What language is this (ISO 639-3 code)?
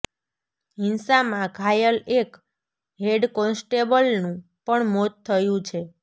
guj